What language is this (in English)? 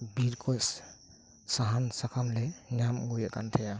Santali